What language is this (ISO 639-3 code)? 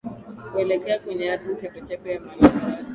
swa